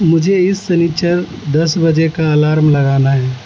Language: Urdu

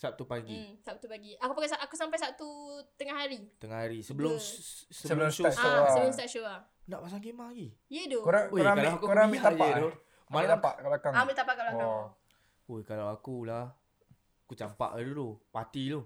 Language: Malay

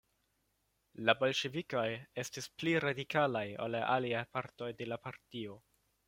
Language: Esperanto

